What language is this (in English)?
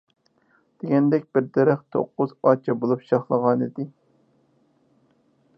Uyghur